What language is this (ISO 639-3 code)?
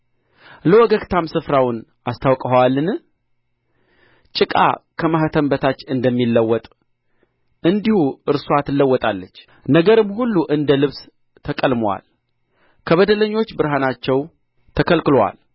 amh